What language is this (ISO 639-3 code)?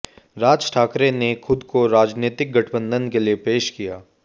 hin